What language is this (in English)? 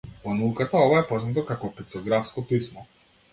Macedonian